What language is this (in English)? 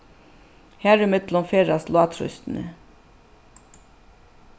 Faroese